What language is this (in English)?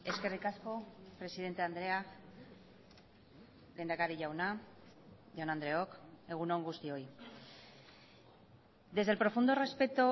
Basque